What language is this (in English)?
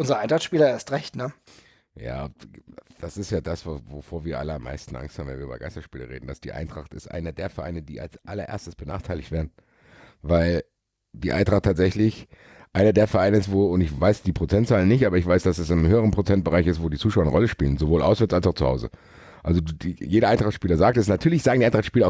German